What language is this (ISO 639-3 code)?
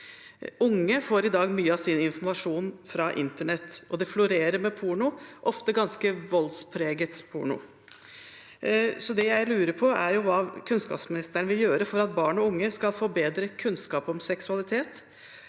nor